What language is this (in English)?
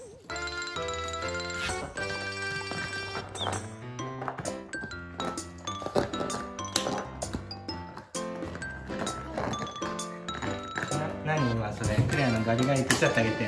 Japanese